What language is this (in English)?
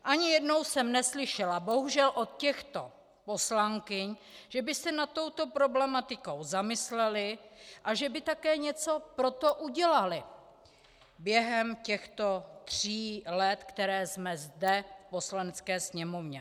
Czech